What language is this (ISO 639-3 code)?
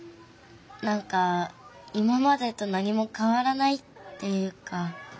jpn